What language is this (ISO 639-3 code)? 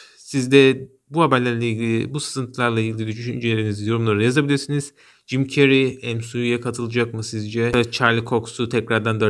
tur